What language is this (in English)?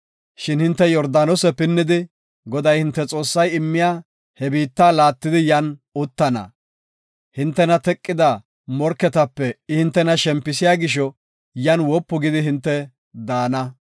Gofa